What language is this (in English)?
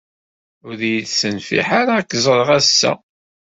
Kabyle